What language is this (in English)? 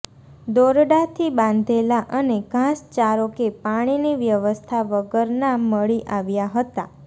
Gujarati